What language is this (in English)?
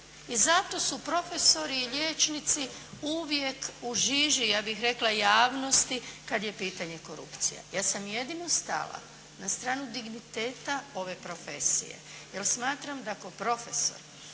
Croatian